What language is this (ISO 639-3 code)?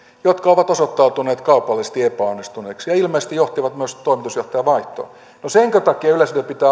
fin